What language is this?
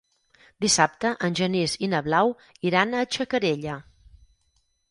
Catalan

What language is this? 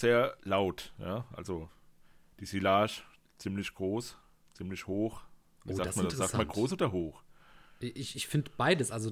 German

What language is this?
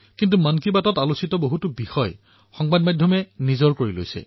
Assamese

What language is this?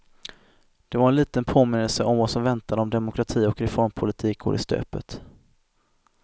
Swedish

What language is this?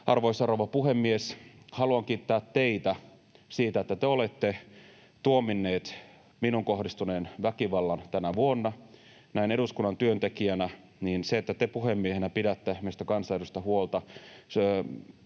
Finnish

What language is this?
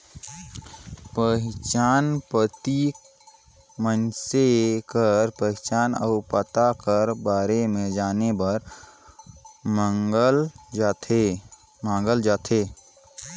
Chhattisgarhi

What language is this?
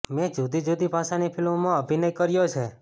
Gujarati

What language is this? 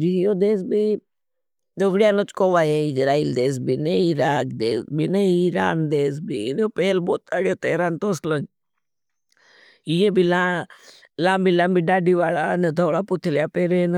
Bhili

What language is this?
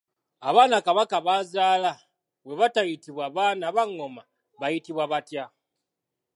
Ganda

